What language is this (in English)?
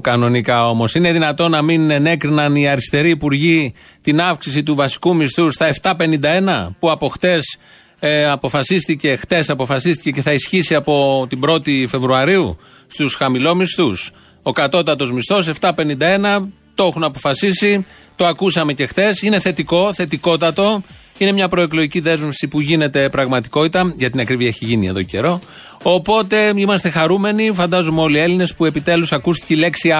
Greek